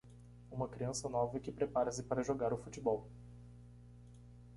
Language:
Portuguese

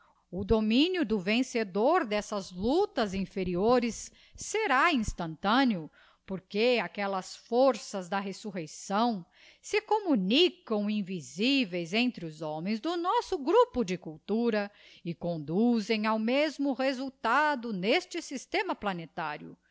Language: Portuguese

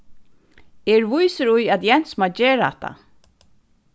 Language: Faroese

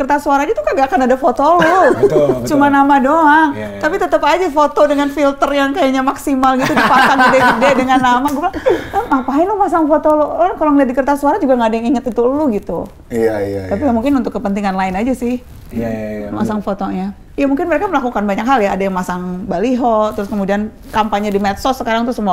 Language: Indonesian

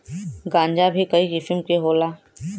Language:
Bhojpuri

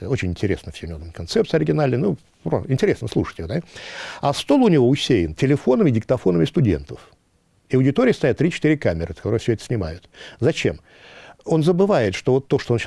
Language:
Russian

